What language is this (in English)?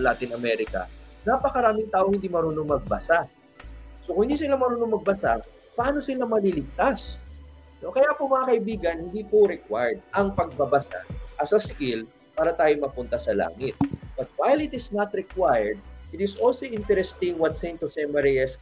Filipino